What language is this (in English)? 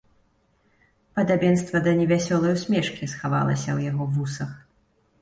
Belarusian